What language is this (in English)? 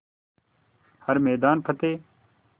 Hindi